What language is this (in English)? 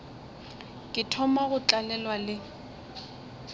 Northern Sotho